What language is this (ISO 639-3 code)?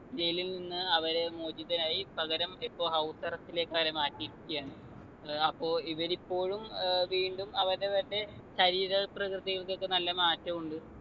mal